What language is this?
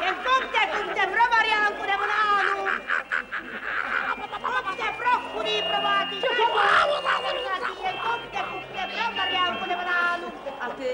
Czech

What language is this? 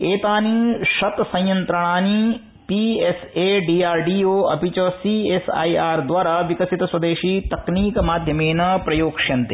Sanskrit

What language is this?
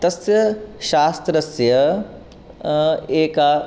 Sanskrit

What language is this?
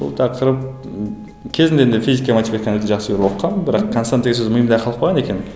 Kazakh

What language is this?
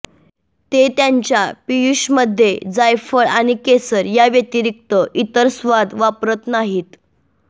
Marathi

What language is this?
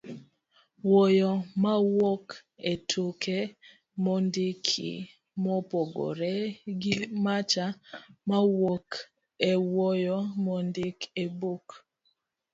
Luo (Kenya and Tanzania)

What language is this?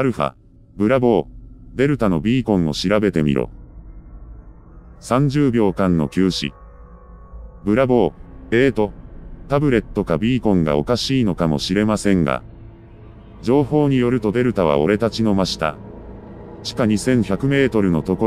Japanese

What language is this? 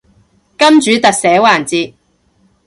Cantonese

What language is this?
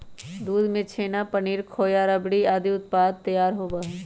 Magahi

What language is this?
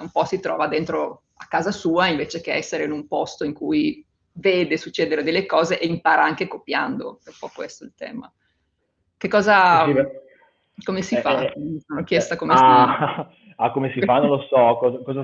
Italian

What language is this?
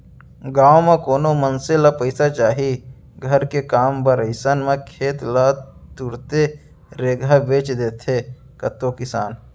Chhattisgarhi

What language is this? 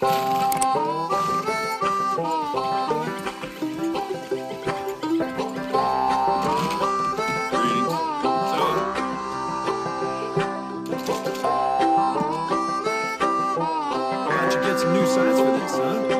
English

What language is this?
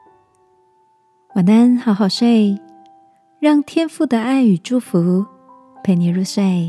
Chinese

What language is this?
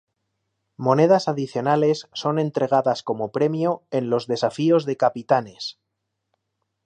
Spanish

